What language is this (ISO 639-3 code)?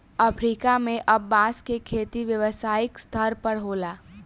bho